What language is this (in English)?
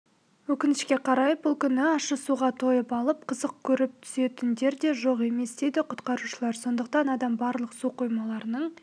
Kazakh